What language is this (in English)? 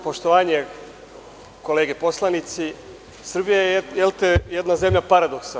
Serbian